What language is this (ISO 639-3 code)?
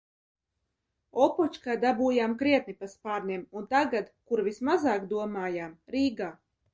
lav